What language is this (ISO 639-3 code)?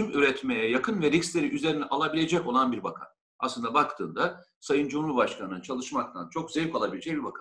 tur